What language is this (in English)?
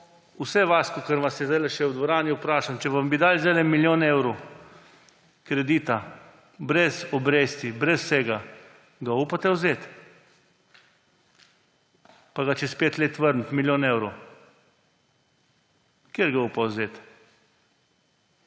Slovenian